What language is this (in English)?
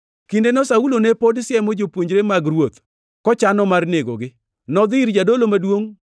Luo (Kenya and Tanzania)